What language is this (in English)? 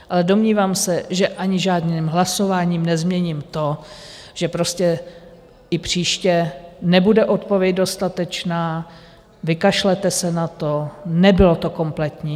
Czech